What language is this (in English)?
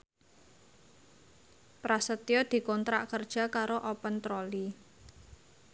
Javanese